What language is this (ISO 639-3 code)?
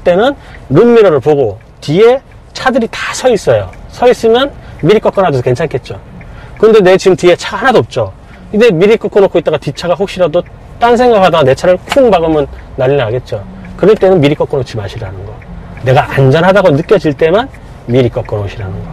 kor